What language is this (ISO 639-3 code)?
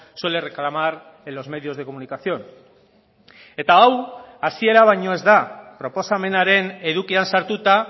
eus